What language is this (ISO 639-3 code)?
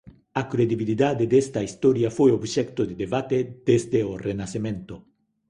glg